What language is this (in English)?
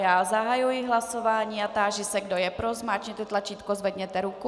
Czech